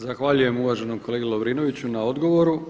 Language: Croatian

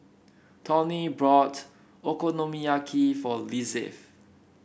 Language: English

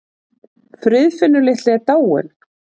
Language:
Icelandic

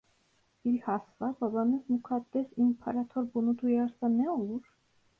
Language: Turkish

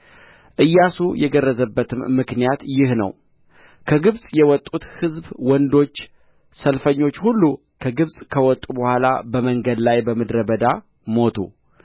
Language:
Amharic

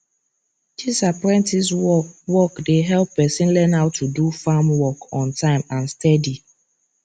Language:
Nigerian Pidgin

